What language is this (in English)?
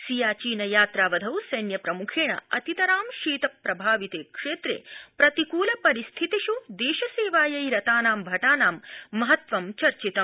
Sanskrit